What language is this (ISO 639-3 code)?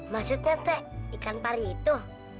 ind